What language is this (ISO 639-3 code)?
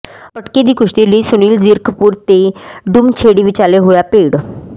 pan